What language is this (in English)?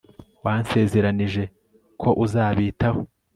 Kinyarwanda